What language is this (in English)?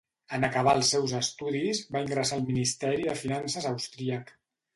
Catalan